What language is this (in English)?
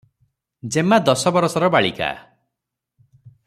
Odia